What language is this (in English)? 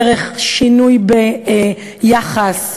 Hebrew